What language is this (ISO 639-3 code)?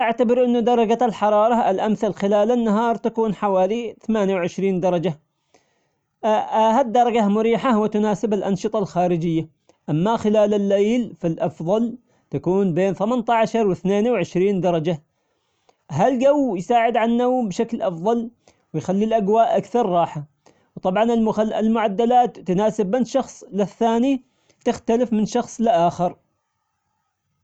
acx